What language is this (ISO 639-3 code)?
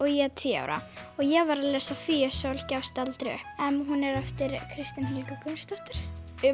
isl